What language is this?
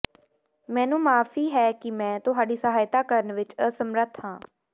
Punjabi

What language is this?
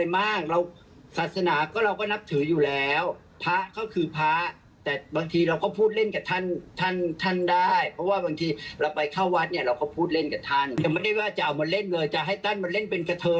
Thai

